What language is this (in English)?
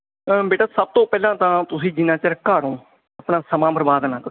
Punjabi